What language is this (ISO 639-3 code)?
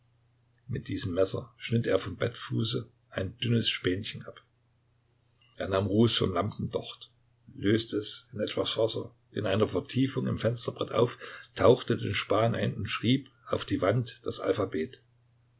deu